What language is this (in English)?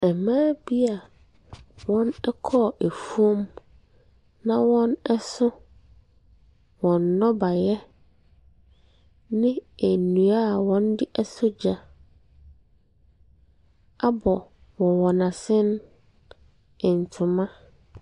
Akan